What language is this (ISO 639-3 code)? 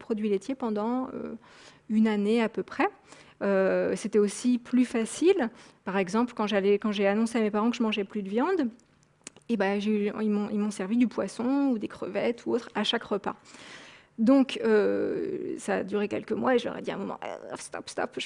fra